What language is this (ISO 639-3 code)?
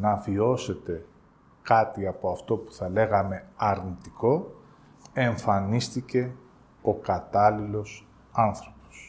ell